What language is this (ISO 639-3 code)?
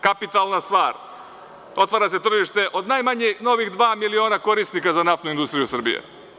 srp